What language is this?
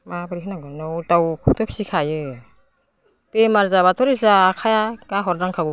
Bodo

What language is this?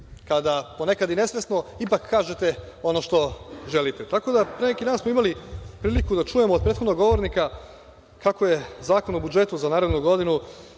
Serbian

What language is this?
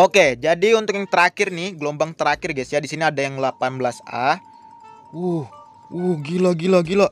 Indonesian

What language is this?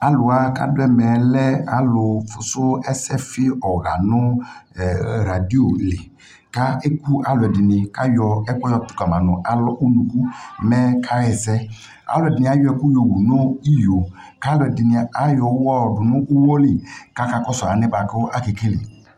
Ikposo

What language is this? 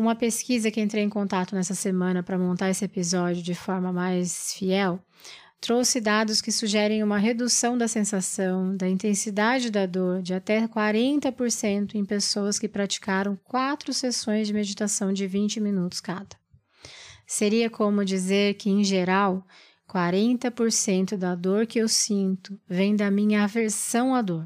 Portuguese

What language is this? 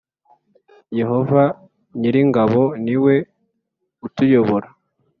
Kinyarwanda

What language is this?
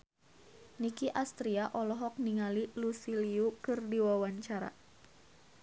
Sundanese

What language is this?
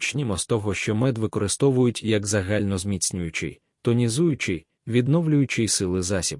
Ukrainian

